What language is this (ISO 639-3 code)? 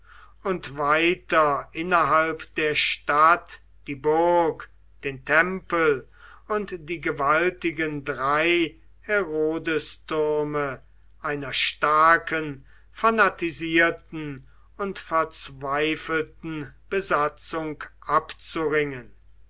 deu